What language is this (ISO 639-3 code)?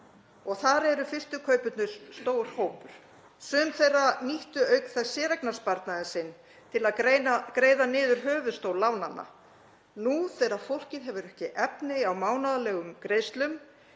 isl